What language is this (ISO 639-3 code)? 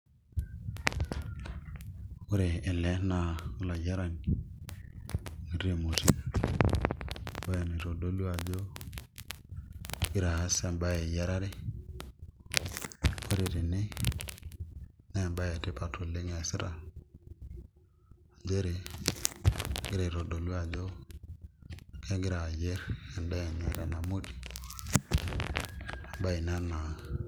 mas